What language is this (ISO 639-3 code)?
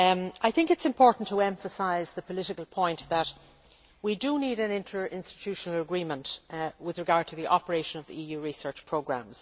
eng